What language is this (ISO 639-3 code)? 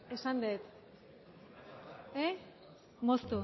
eus